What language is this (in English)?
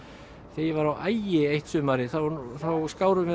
Icelandic